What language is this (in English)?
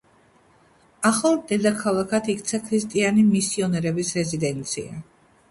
Georgian